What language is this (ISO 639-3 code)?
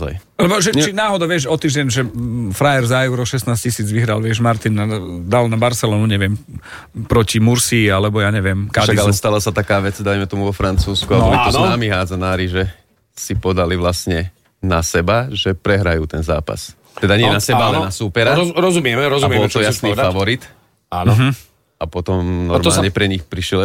slk